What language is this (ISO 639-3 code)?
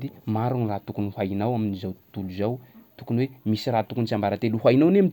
skg